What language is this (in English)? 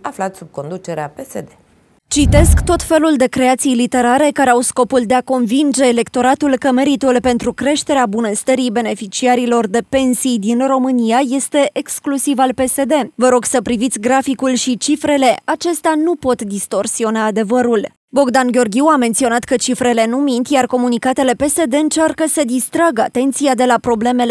Romanian